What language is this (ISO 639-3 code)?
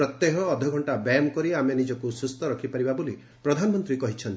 ori